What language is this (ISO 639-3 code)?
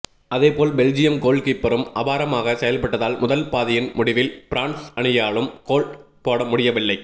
tam